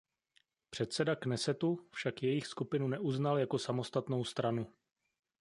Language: Czech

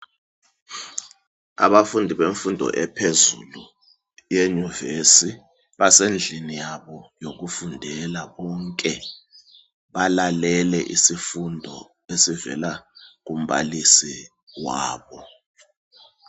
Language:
North Ndebele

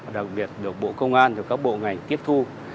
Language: Vietnamese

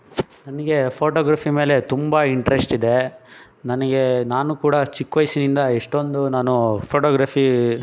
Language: Kannada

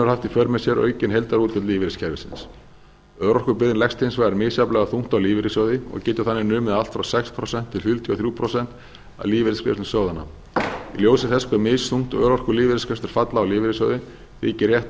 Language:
Icelandic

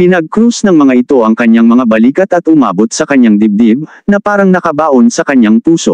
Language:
Filipino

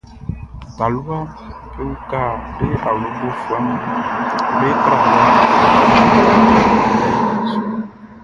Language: Baoulé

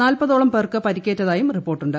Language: Malayalam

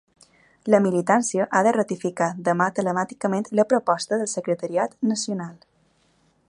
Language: Catalan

